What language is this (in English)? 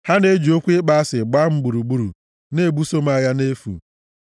Igbo